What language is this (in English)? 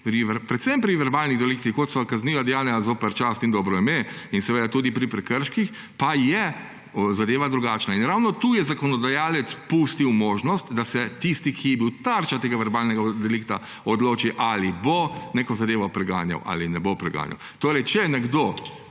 Slovenian